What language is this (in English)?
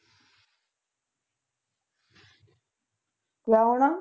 Punjabi